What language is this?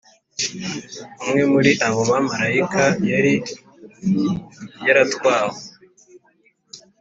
Kinyarwanda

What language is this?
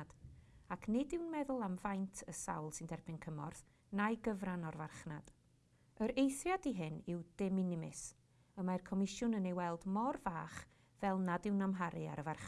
Welsh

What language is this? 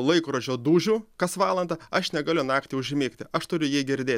Lithuanian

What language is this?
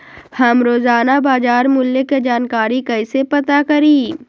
Magahi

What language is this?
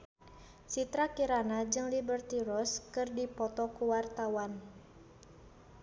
Sundanese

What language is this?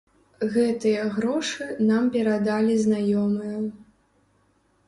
Belarusian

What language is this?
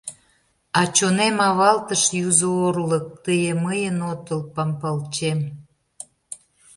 Mari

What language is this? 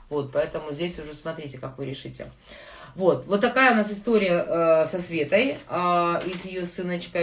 Russian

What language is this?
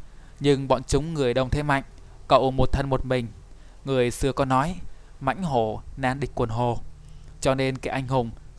Vietnamese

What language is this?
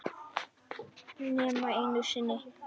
Icelandic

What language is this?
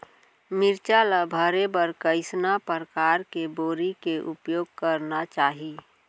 Chhattisgarhi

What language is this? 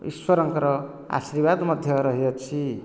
Odia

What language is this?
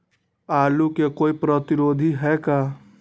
Magahi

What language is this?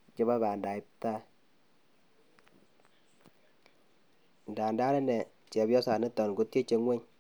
Kalenjin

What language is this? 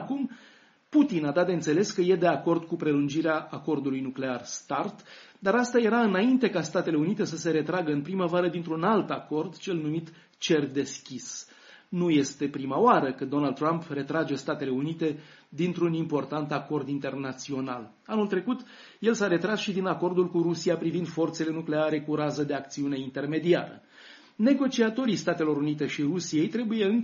Romanian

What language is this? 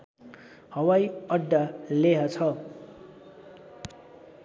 Nepali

